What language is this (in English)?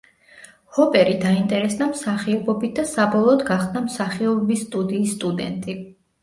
Georgian